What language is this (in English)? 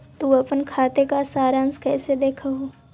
Magahi